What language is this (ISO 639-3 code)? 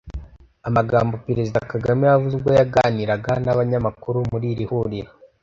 kin